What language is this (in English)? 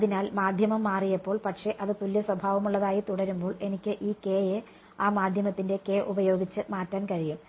Malayalam